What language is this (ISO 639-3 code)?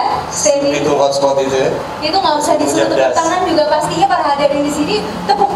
ind